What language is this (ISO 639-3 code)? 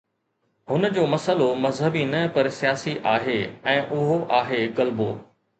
snd